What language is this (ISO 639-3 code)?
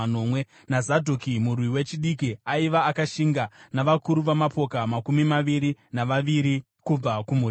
sna